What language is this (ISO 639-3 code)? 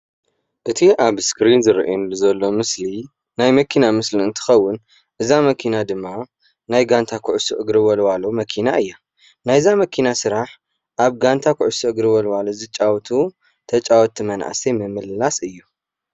tir